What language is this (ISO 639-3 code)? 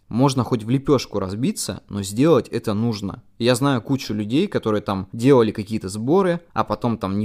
rus